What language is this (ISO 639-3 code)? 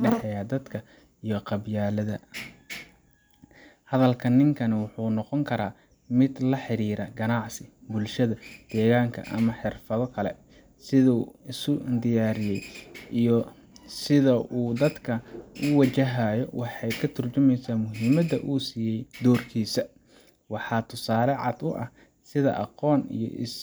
som